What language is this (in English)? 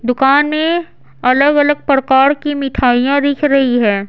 Hindi